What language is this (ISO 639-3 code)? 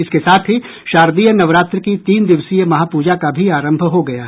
hin